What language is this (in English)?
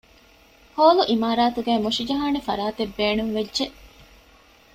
Divehi